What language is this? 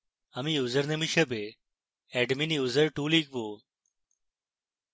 Bangla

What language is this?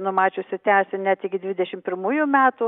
Lithuanian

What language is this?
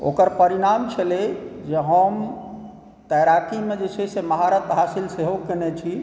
Maithili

